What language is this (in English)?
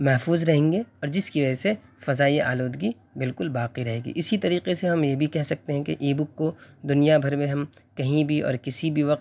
Urdu